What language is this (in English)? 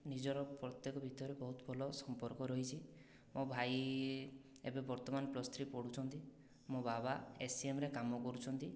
Odia